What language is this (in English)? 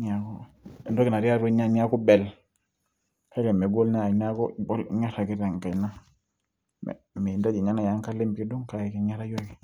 Masai